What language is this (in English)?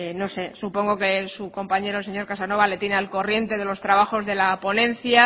Spanish